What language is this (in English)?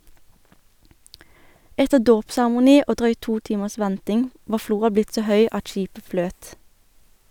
Norwegian